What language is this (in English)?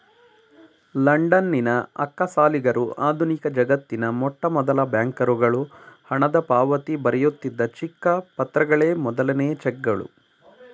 Kannada